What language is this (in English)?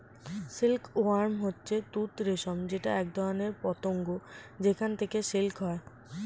Bangla